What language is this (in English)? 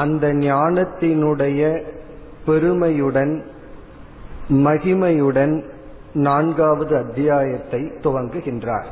Tamil